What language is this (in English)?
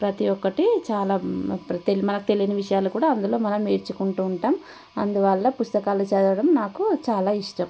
Telugu